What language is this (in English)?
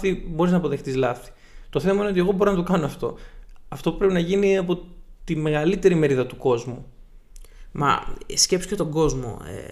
Greek